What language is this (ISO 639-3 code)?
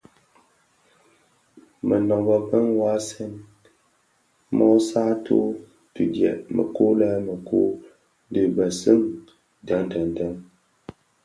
ksf